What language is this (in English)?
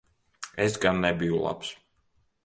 Latvian